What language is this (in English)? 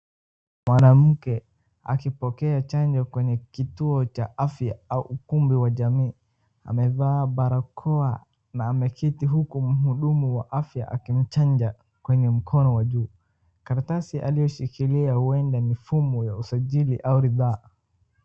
Swahili